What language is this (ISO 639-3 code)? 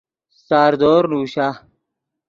ydg